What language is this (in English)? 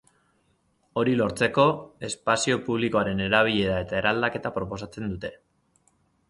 Basque